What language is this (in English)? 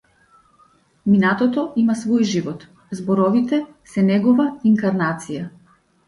Macedonian